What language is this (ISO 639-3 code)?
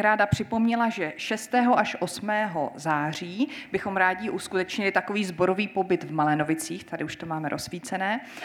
ces